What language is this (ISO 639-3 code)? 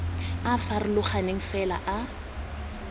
tsn